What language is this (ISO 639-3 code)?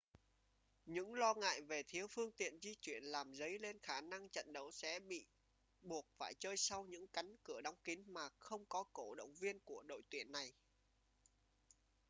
vie